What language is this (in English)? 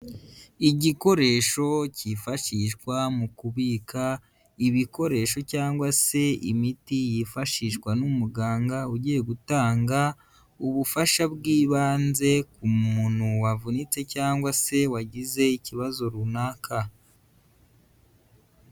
Kinyarwanda